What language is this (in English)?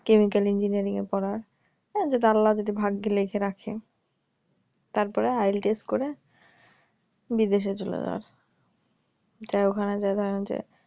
Bangla